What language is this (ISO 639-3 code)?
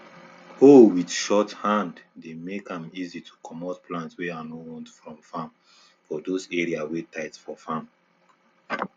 pcm